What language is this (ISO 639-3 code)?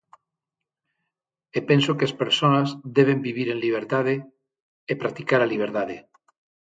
glg